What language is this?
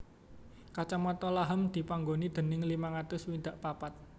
Javanese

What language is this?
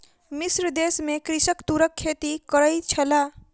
Maithili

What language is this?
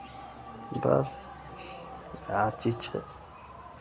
Maithili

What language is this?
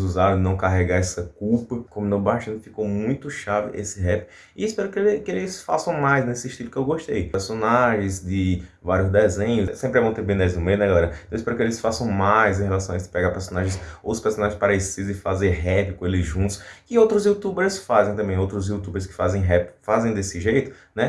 Portuguese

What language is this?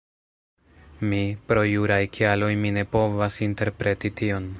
Esperanto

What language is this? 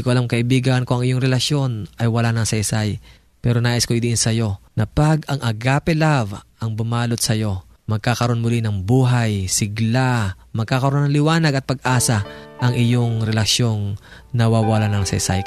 Filipino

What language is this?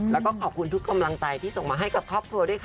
Thai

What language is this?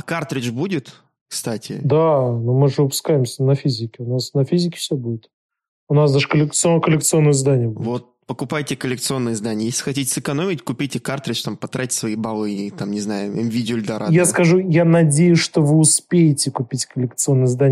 Russian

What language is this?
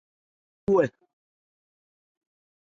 Ebrié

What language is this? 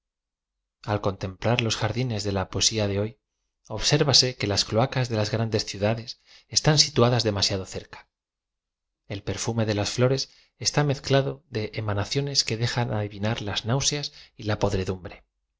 Spanish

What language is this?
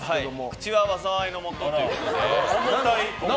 Japanese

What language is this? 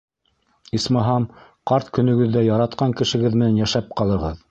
Bashkir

